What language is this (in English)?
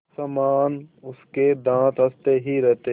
Hindi